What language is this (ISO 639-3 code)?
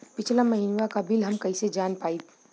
bho